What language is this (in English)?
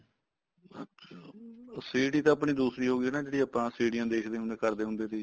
Punjabi